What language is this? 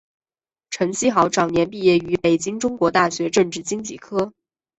Chinese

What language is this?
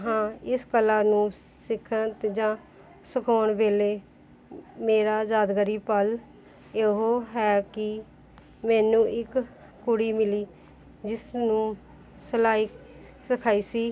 Punjabi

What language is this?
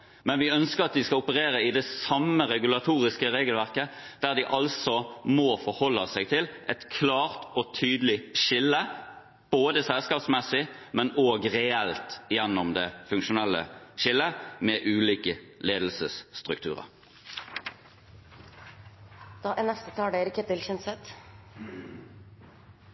Norwegian Bokmål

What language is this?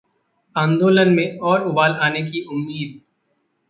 Hindi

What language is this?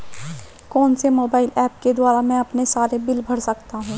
Hindi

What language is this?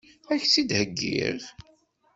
Kabyle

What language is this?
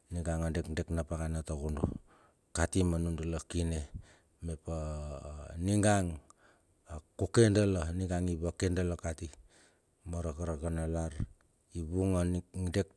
Bilur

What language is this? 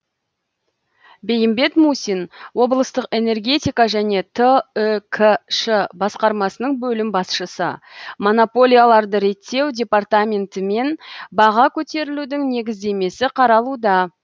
Kazakh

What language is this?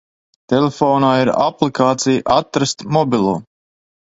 Latvian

